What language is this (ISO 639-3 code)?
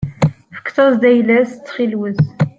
kab